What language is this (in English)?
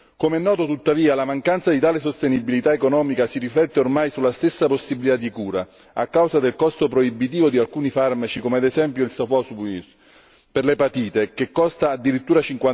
Italian